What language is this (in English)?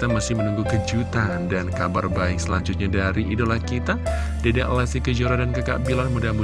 Indonesian